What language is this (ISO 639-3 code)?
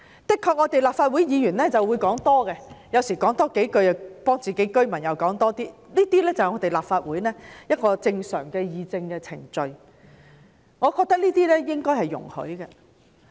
yue